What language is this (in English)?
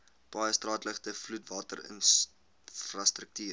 Afrikaans